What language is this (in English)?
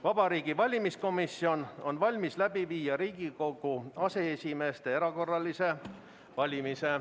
Estonian